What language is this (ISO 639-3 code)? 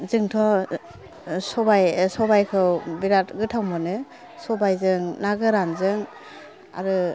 brx